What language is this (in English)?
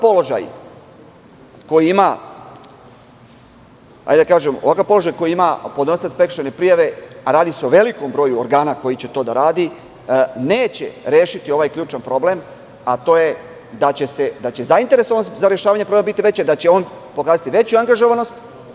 Serbian